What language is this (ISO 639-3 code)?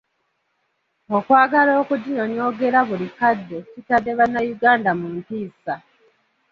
lug